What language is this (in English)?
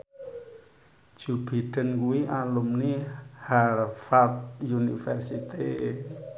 Javanese